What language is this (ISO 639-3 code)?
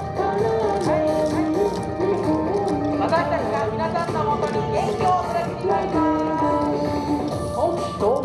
jpn